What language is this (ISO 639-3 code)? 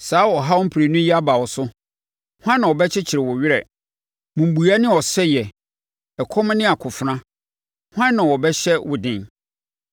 aka